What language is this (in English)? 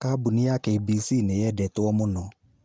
Kikuyu